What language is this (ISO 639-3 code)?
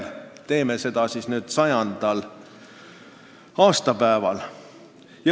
est